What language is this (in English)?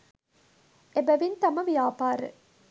Sinhala